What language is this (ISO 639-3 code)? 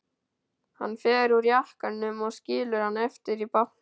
isl